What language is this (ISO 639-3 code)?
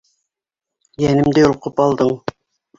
bak